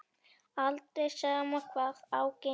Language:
Icelandic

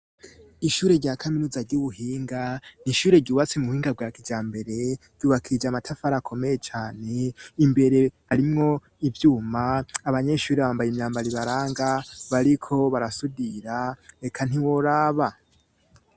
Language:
Rundi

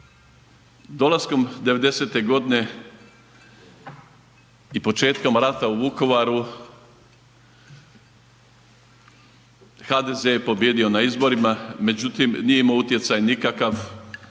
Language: Croatian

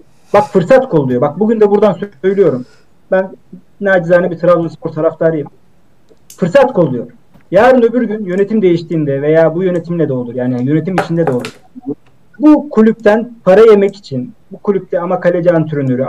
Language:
Turkish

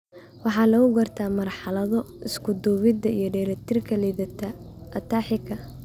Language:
Somali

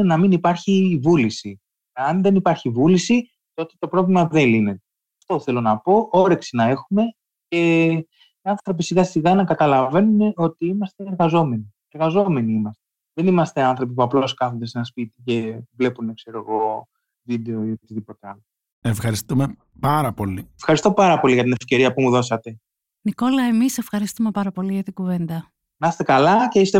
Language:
Greek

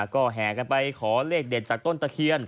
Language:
Thai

